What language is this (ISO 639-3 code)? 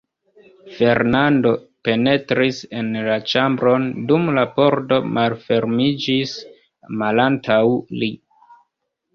epo